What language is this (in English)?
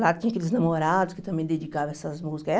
Portuguese